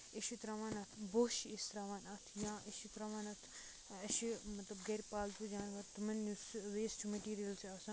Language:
Kashmiri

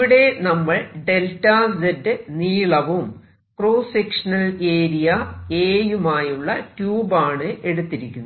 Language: Malayalam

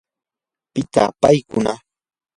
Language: Yanahuanca Pasco Quechua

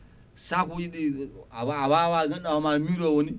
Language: Fula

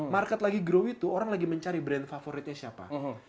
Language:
Indonesian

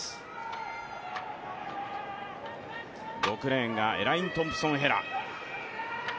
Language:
Japanese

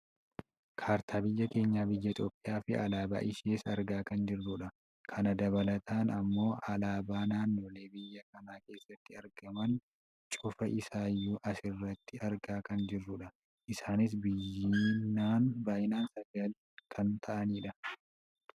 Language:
Oromo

